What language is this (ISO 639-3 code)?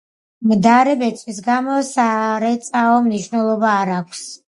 kat